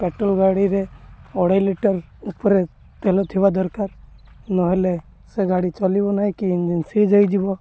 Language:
Odia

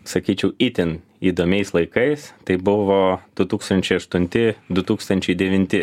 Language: Lithuanian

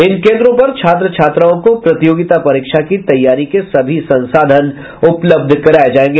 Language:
Hindi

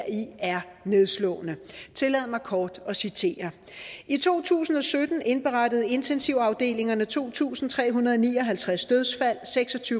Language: Danish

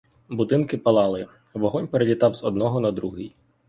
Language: Ukrainian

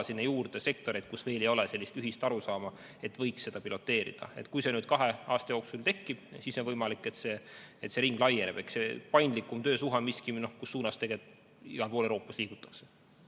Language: Estonian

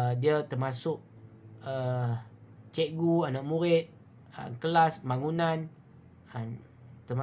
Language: Malay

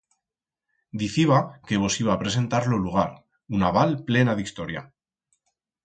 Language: Aragonese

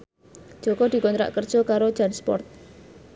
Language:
Javanese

